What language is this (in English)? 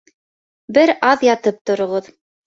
Bashkir